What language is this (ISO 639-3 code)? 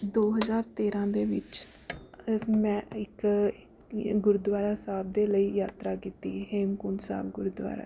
pan